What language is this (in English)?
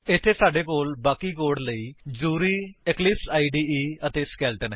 Punjabi